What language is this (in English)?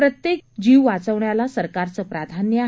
Marathi